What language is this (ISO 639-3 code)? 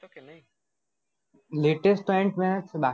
guj